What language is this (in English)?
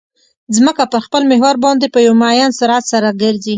Pashto